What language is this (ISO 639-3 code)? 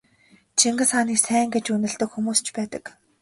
mon